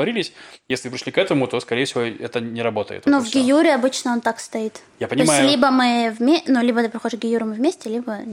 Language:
Russian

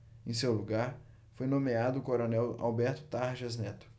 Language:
Portuguese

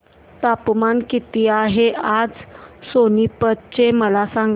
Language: Marathi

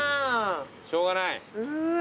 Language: Japanese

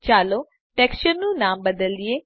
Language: Gujarati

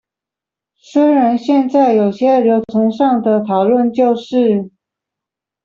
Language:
Chinese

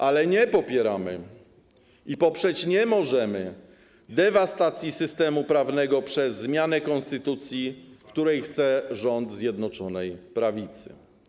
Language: Polish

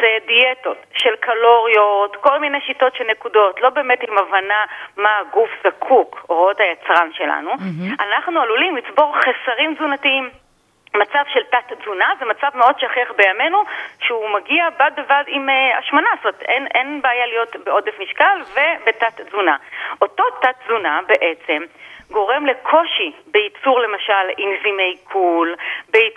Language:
Hebrew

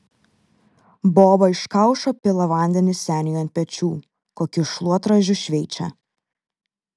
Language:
Lithuanian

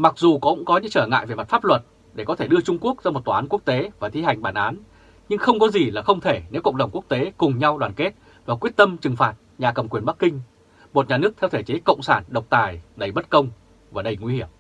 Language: Vietnamese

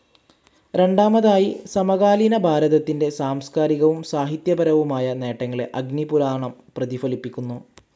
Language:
Malayalam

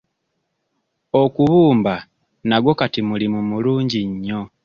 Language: Ganda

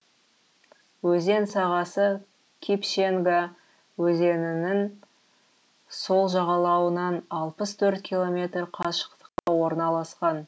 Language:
Kazakh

